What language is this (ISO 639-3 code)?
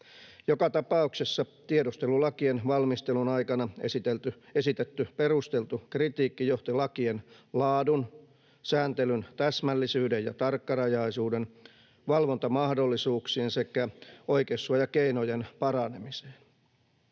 fin